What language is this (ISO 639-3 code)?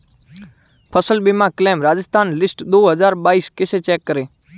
hin